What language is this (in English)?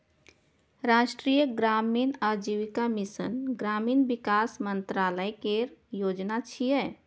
Maithili